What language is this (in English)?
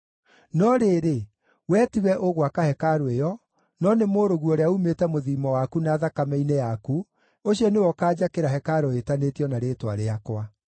Kikuyu